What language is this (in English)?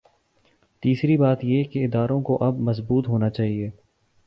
Urdu